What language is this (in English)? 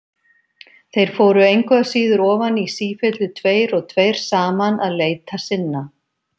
Icelandic